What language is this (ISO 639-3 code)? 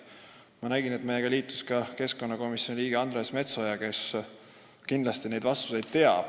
est